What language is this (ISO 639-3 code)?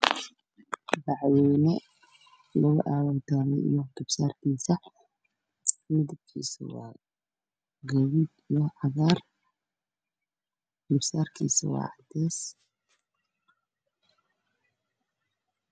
som